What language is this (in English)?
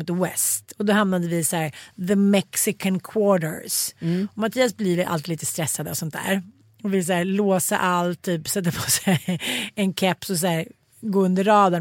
Swedish